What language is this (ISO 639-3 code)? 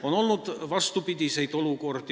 est